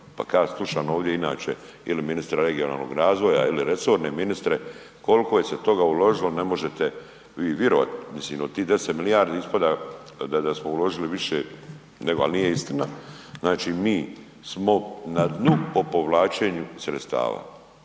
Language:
Croatian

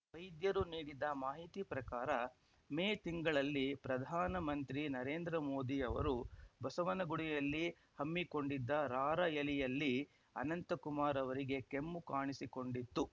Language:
Kannada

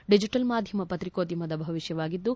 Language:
Kannada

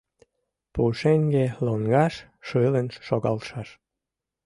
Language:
Mari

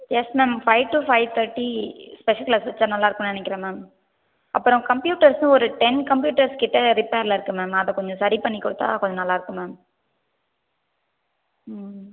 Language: Tamil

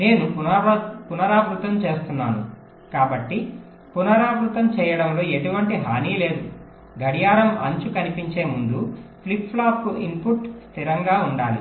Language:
Telugu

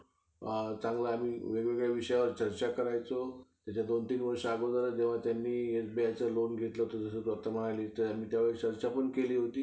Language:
Marathi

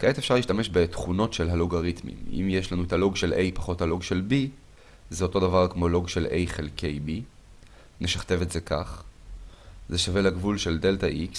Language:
Hebrew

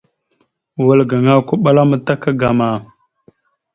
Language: Mada (Cameroon)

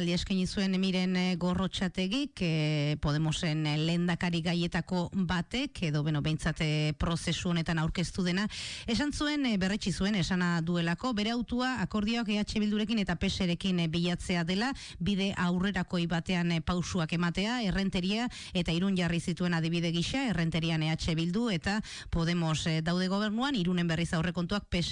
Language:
Spanish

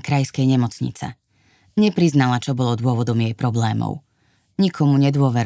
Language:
Slovak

